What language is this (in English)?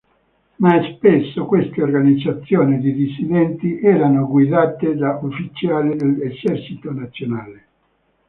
Italian